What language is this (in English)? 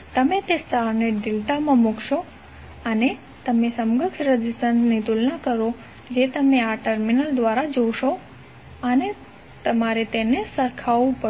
Gujarati